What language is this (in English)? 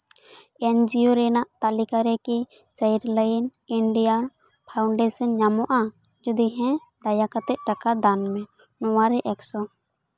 Santali